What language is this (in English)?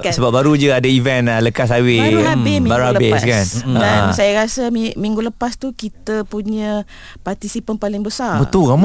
Malay